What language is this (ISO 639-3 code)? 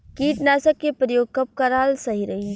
bho